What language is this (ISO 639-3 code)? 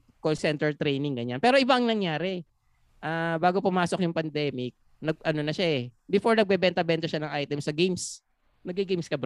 fil